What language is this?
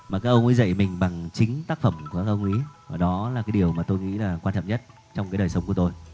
Vietnamese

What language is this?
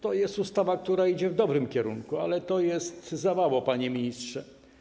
Polish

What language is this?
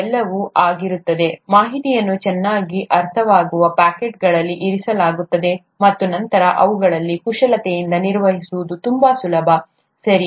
Kannada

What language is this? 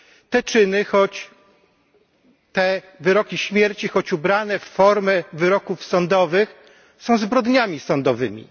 Polish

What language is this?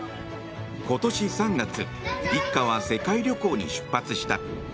Japanese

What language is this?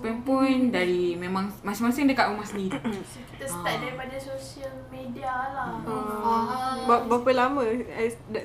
Malay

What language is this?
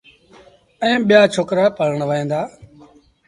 Sindhi Bhil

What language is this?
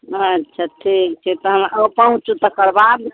Maithili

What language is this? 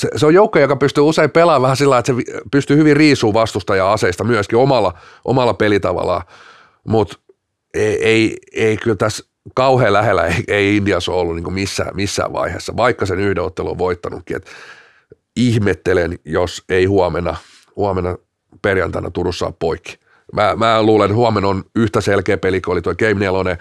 Finnish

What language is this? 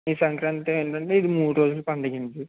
Telugu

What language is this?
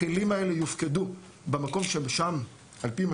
Hebrew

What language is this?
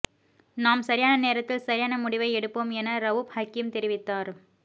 Tamil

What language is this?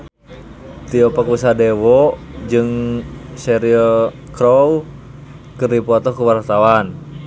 Sundanese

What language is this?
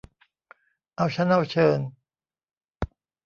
Thai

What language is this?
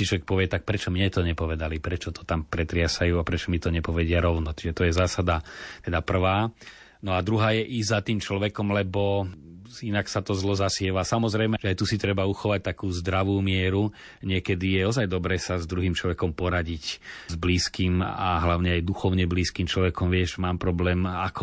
Slovak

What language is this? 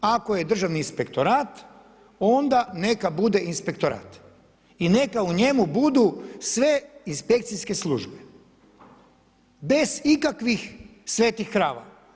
Croatian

